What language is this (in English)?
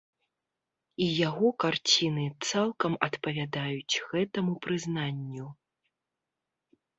Belarusian